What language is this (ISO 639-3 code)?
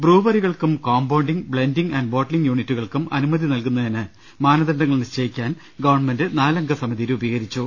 mal